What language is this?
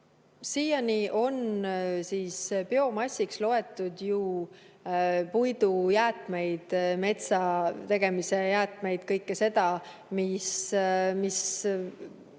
Estonian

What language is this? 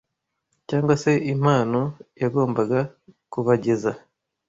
Kinyarwanda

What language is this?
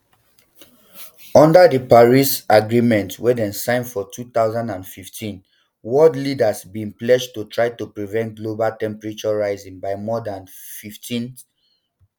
Nigerian Pidgin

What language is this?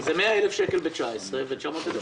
Hebrew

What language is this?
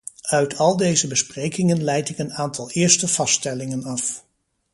Dutch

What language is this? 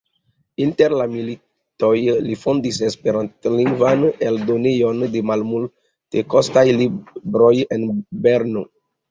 Esperanto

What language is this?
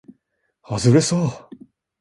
Japanese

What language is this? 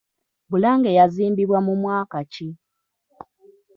Ganda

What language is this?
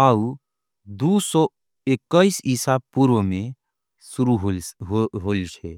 Angika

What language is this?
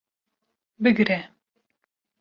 Kurdish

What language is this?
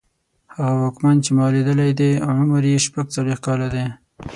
Pashto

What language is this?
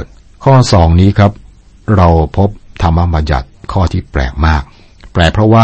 Thai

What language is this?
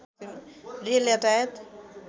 Nepali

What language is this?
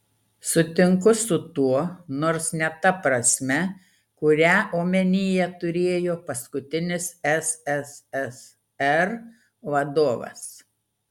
Lithuanian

